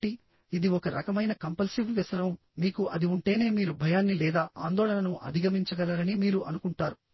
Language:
Telugu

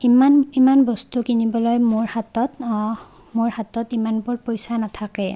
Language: Assamese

